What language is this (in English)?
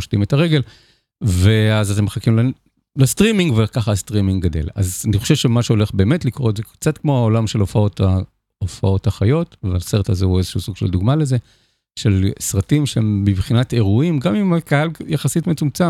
Hebrew